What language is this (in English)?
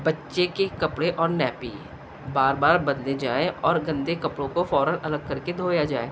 Urdu